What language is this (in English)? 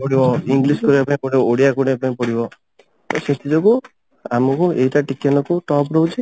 Odia